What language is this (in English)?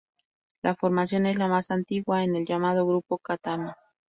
Spanish